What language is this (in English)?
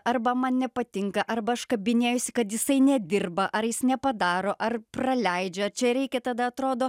Lithuanian